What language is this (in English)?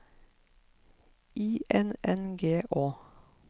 Norwegian